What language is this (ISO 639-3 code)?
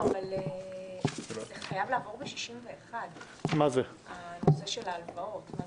heb